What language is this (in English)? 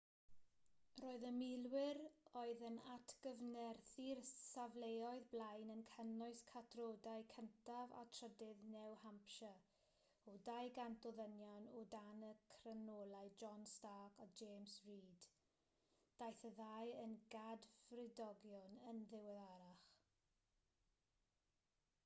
Welsh